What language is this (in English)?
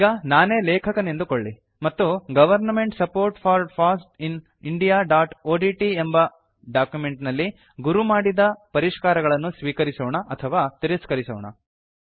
Kannada